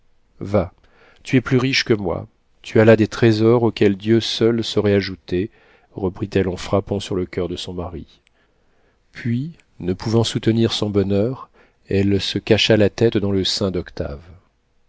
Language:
French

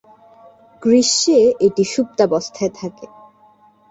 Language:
Bangla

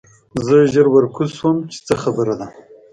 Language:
Pashto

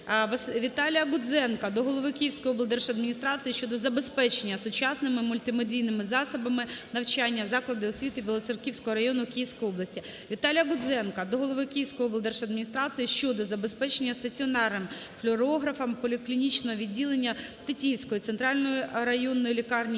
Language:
Ukrainian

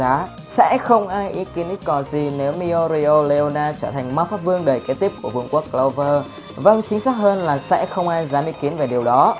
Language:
Vietnamese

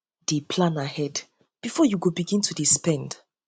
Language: Nigerian Pidgin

